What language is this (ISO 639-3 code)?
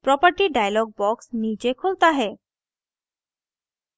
hin